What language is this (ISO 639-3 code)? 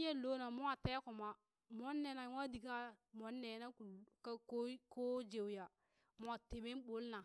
bys